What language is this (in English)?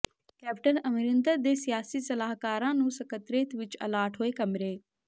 Punjabi